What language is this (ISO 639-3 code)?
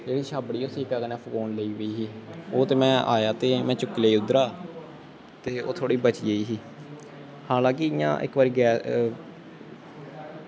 doi